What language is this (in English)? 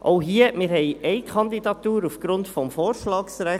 Swiss German